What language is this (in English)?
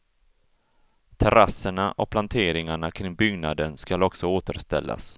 Swedish